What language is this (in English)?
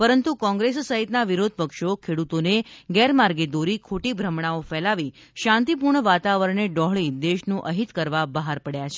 Gujarati